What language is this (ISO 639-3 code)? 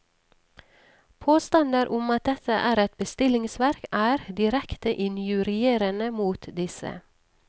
nor